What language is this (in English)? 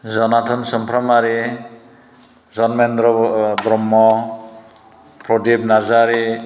Bodo